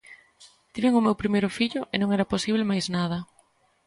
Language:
Galician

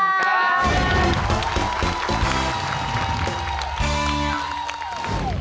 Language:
Thai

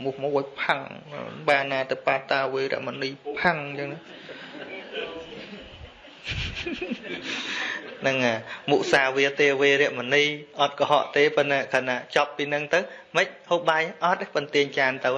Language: Vietnamese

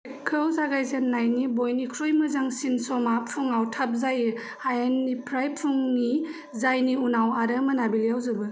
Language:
Bodo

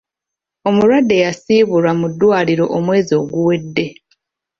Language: Ganda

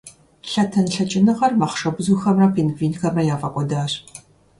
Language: Kabardian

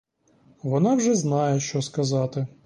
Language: Ukrainian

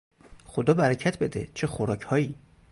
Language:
Persian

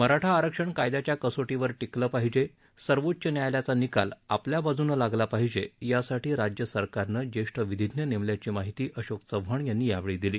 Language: Marathi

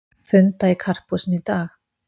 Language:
Icelandic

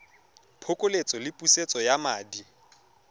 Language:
Tswana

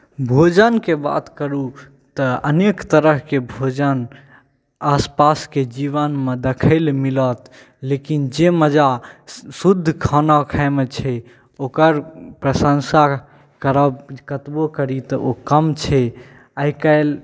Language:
Maithili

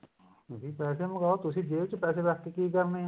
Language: Punjabi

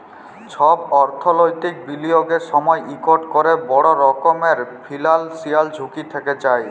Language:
Bangla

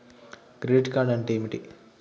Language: Telugu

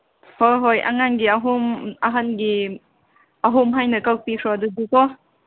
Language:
Manipuri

